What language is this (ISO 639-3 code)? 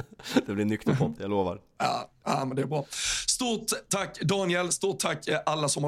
swe